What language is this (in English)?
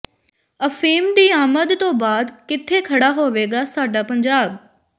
Punjabi